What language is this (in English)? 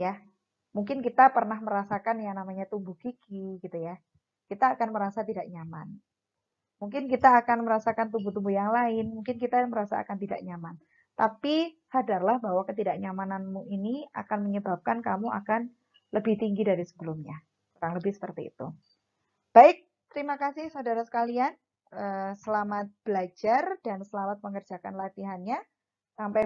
Indonesian